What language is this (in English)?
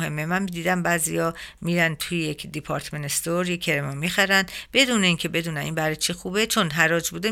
Persian